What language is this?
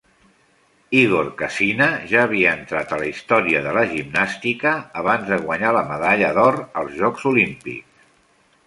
Catalan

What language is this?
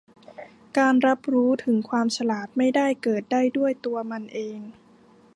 Thai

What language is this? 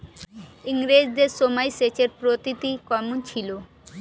Bangla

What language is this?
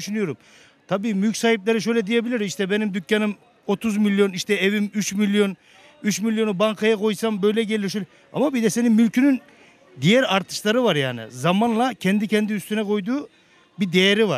Turkish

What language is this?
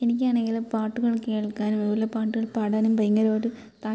Malayalam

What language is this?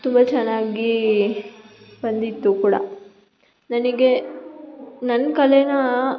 Kannada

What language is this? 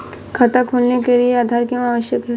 Hindi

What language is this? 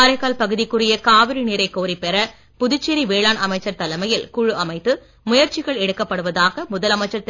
Tamil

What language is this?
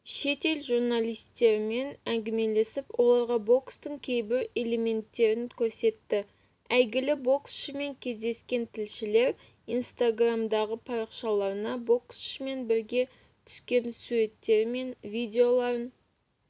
Kazakh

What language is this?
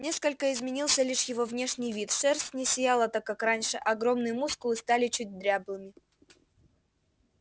Russian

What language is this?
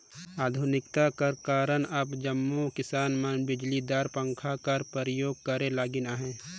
Chhattisgarhi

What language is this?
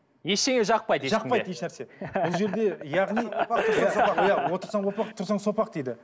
Kazakh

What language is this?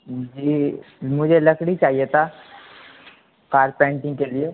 Urdu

